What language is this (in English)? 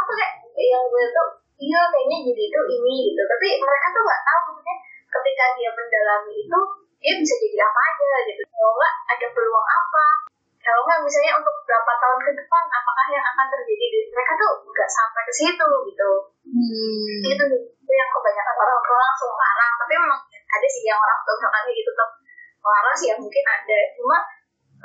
Indonesian